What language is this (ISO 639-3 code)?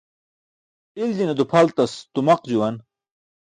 bsk